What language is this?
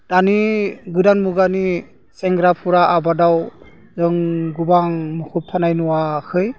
Bodo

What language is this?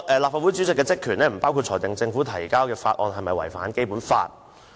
Cantonese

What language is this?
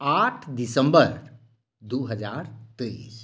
Maithili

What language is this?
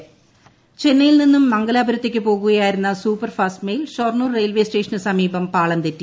Malayalam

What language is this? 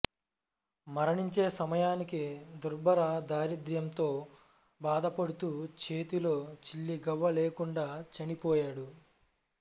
Telugu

